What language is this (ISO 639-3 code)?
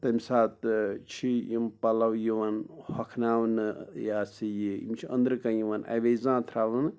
kas